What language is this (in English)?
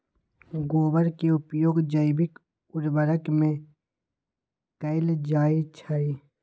Magahi